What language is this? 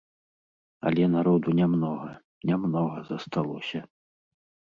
Belarusian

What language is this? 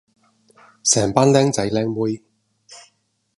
Cantonese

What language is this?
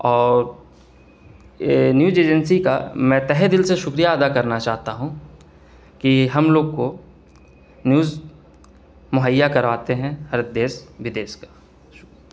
Urdu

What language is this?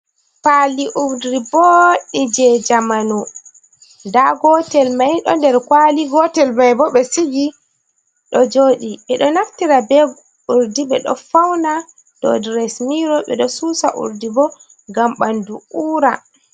Fula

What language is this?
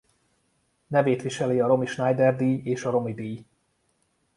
Hungarian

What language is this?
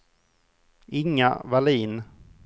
Swedish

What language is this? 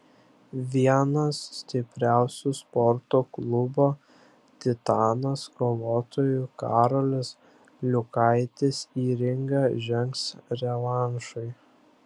Lithuanian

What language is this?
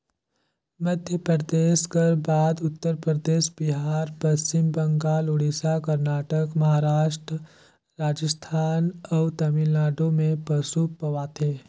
Chhattisgarhi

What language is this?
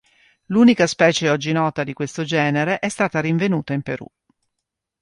Italian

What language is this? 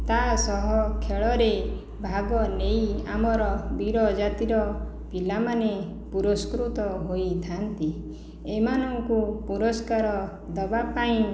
Odia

